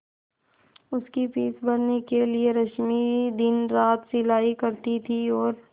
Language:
Hindi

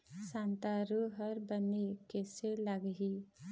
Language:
Chhattisgarhi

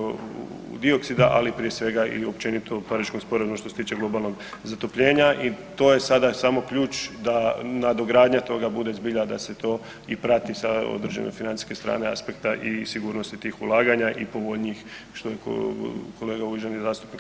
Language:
Croatian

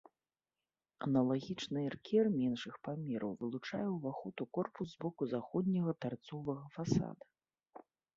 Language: Belarusian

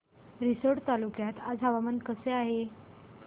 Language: Marathi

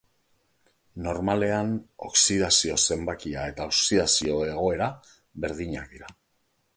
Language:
Basque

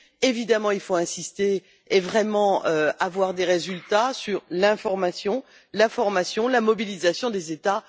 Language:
French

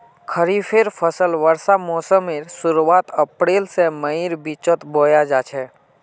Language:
Magahi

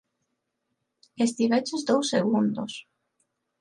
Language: Galician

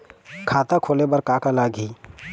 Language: Chhattisgarhi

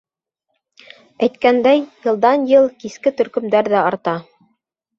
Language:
Bashkir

